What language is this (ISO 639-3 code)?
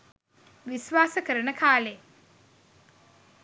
sin